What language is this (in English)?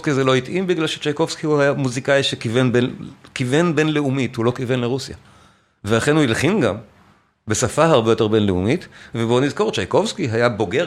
Hebrew